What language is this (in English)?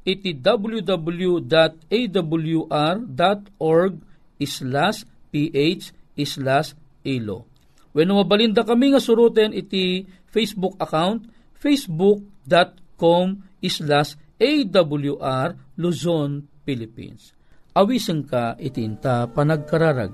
Filipino